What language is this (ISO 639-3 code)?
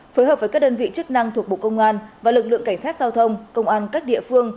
vie